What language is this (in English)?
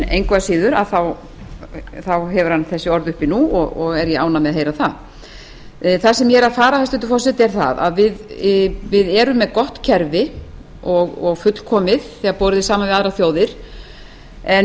Icelandic